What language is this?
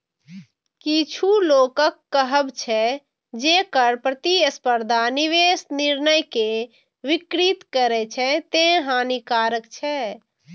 Maithili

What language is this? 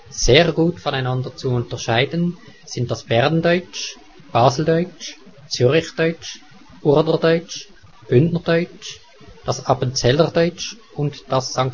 German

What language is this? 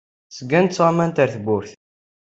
Kabyle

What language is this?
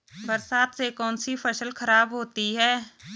Hindi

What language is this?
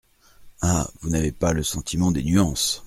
French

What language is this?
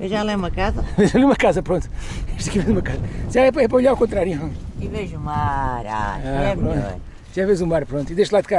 Portuguese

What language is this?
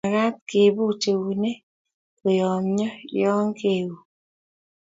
Kalenjin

